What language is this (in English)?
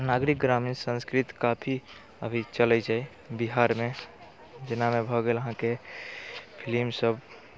Maithili